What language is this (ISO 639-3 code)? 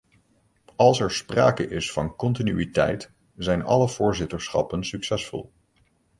nld